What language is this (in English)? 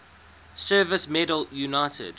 English